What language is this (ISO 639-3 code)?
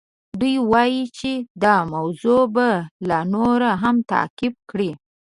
pus